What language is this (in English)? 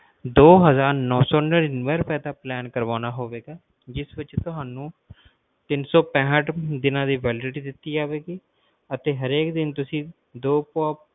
Punjabi